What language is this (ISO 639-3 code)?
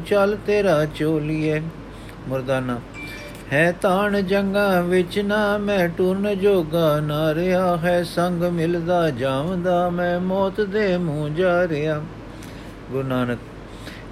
pan